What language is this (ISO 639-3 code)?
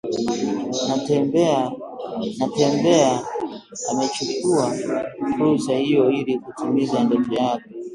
swa